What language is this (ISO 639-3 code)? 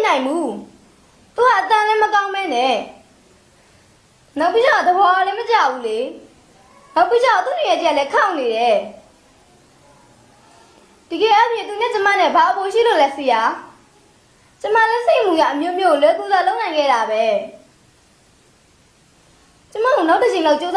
spa